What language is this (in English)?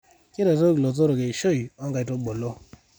Masai